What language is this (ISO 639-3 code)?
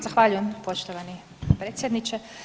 hrv